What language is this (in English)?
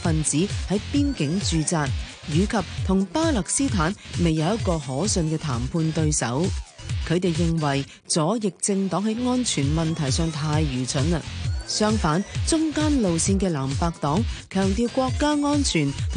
Chinese